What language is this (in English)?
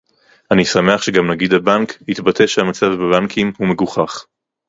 Hebrew